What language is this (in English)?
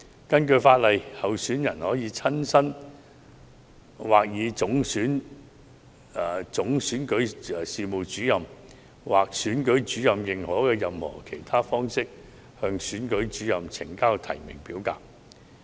Cantonese